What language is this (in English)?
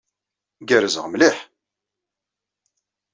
Kabyle